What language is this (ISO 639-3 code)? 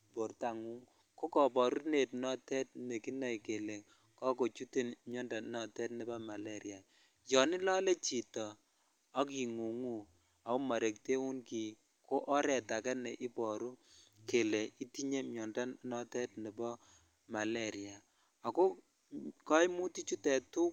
kln